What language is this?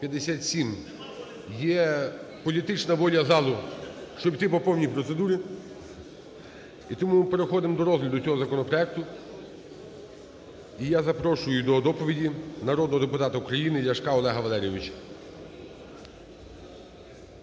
Ukrainian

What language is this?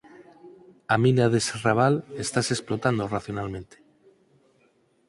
Galician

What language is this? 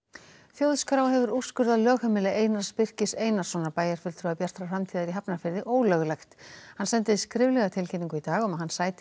Icelandic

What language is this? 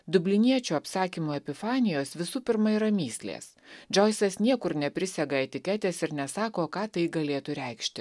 Lithuanian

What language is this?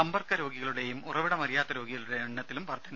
Malayalam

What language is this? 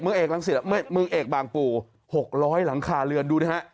Thai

